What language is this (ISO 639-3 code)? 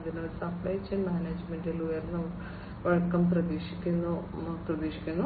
mal